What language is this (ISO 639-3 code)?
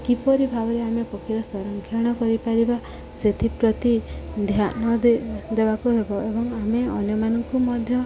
ori